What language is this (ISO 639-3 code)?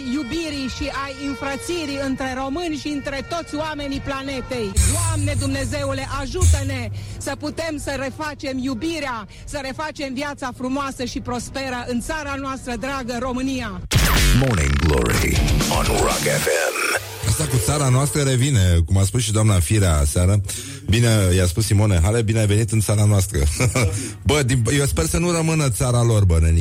ron